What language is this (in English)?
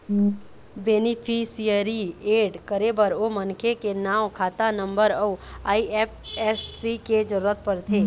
Chhattisgarhi